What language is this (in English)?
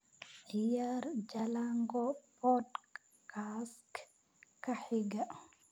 Somali